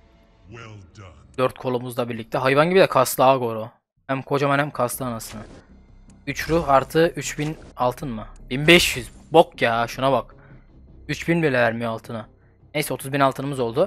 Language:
Turkish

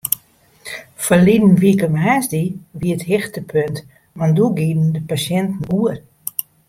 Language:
Western Frisian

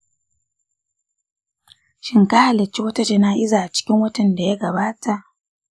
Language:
Hausa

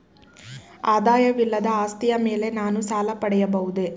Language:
Kannada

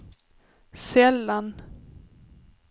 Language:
Swedish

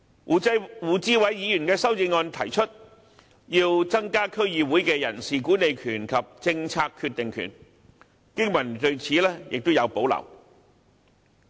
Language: Cantonese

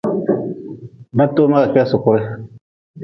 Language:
Nawdm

